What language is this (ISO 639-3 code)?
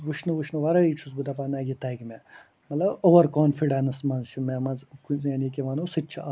kas